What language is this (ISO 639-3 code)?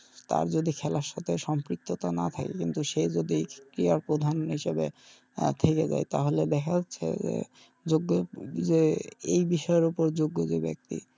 ben